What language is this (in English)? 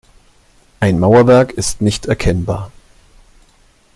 German